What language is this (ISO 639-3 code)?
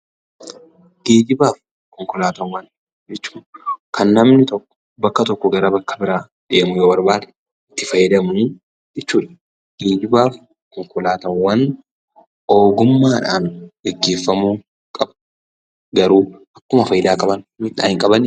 orm